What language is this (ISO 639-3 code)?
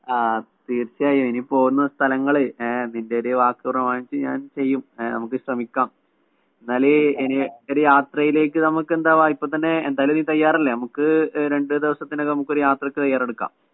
mal